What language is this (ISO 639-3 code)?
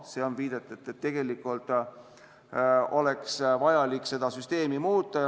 est